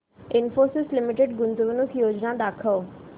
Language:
Marathi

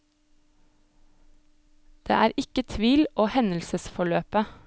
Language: Norwegian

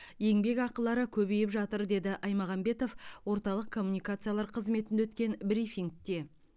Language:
Kazakh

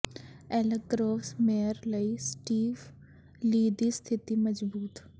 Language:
Punjabi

